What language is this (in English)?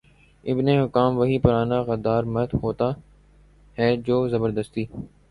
Urdu